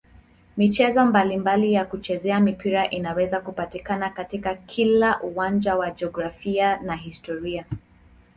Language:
Swahili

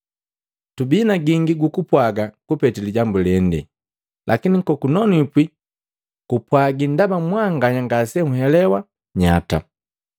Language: Matengo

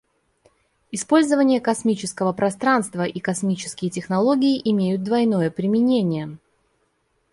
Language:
Russian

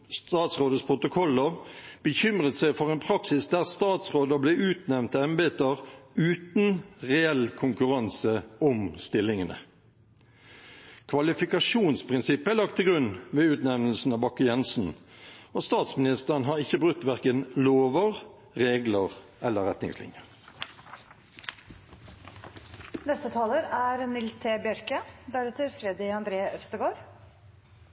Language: Norwegian Bokmål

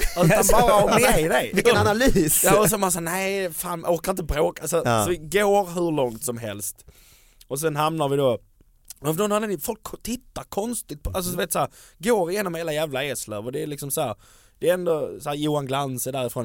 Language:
Swedish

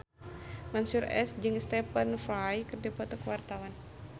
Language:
Sundanese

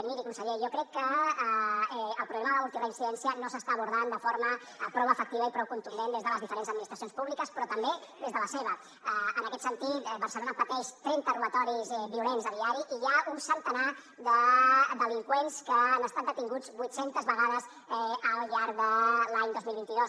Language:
Catalan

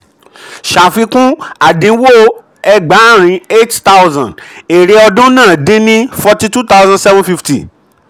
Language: Yoruba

